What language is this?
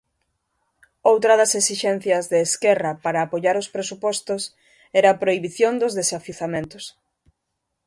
Galician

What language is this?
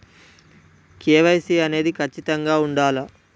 Telugu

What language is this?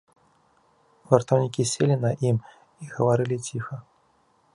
Belarusian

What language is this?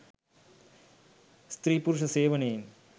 Sinhala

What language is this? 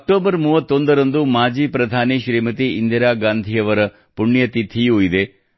Kannada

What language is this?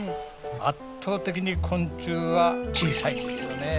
Japanese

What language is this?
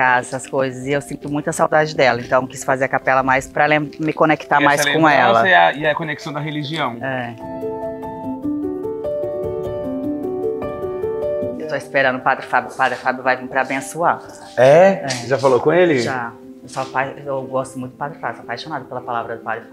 Portuguese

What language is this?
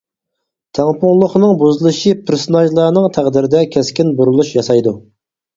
Uyghur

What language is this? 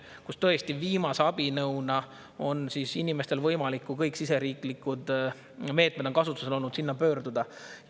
Estonian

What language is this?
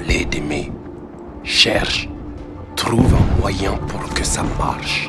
French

